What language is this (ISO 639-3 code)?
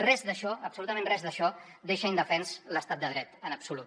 cat